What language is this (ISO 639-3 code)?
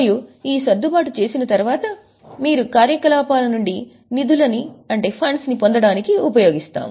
tel